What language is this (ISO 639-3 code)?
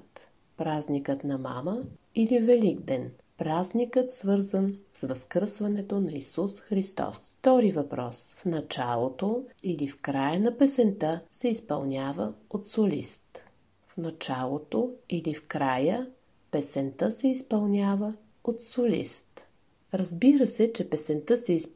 bul